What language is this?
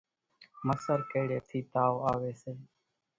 Kachi Koli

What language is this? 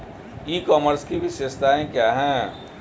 Hindi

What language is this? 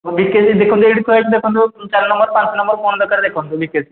Odia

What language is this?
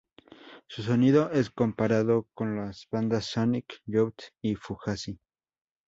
Spanish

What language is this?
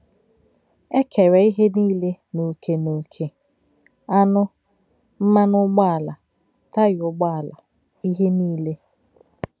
Igbo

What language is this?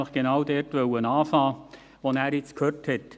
Swiss German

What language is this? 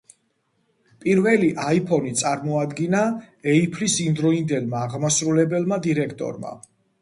Georgian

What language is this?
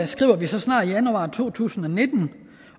Danish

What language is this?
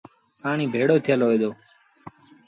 Sindhi Bhil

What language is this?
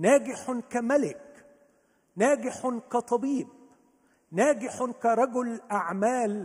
Arabic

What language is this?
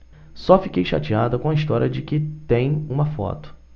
Portuguese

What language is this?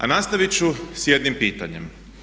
Croatian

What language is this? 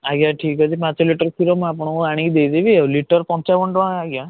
Odia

